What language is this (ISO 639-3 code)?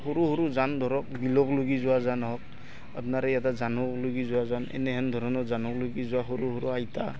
asm